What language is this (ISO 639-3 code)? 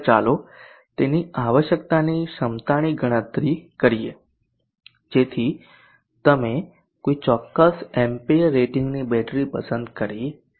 guj